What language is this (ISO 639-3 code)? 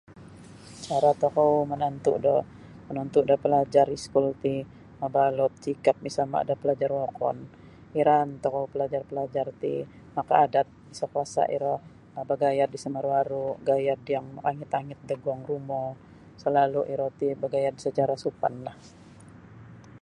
bsy